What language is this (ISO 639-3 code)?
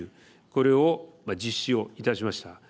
jpn